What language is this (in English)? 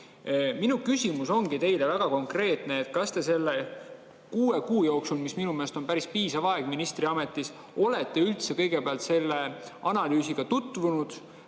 Estonian